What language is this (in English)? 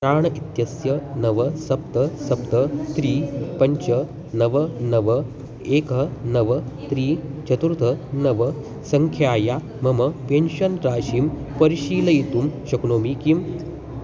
Sanskrit